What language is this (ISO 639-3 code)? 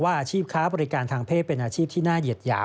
tha